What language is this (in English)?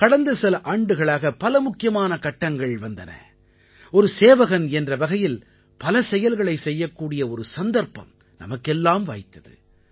Tamil